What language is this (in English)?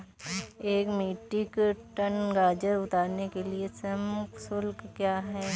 Hindi